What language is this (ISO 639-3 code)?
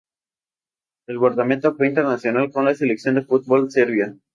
spa